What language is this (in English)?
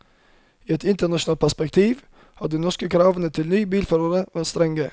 Norwegian